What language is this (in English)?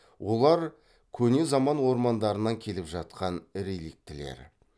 Kazakh